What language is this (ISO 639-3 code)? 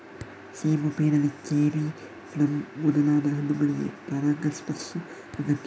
kan